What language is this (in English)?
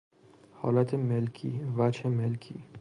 Persian